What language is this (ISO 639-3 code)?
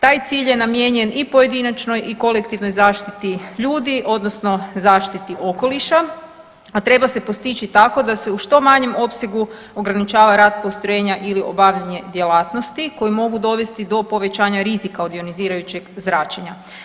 hrv